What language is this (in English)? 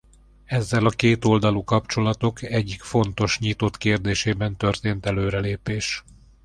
Hungarian